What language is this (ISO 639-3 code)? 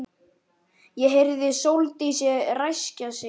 isl